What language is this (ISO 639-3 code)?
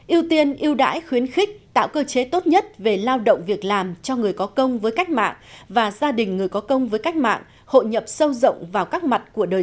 vie